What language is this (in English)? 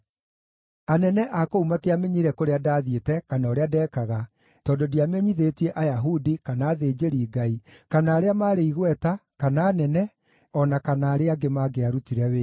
Kikuyu